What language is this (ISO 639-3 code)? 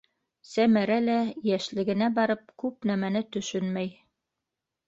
bak